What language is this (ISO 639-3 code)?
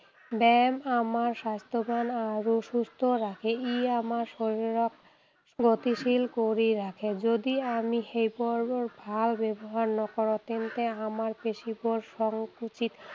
asm